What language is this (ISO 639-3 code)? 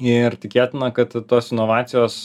lit